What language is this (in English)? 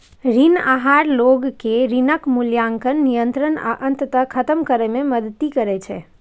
Maithili